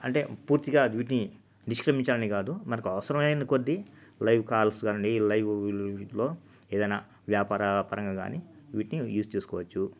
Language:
Telugu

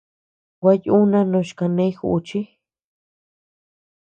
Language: Tepeuxila Cuicatec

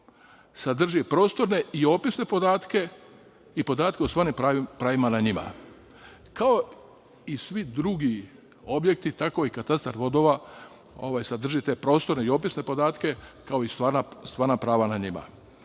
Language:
Serbian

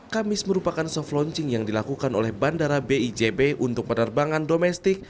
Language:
Indonesian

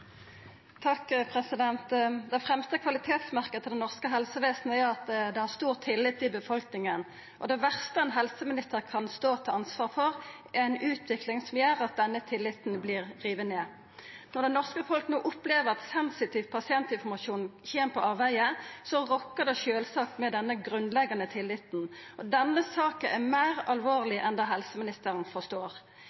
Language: Norwegian Nynorsk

